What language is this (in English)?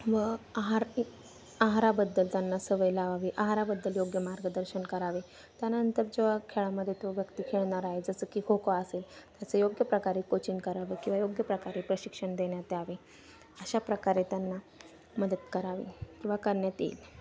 Marathi